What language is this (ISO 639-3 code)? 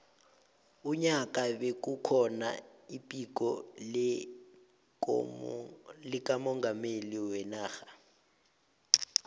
nbl